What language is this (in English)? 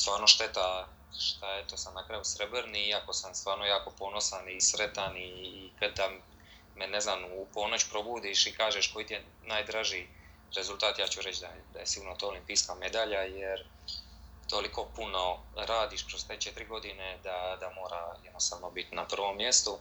Croatian